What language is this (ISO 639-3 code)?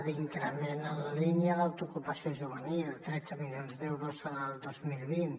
cat